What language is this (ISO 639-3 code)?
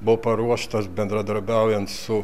lit